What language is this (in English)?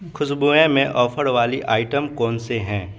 Urdu